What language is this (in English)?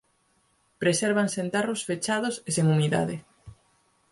Galician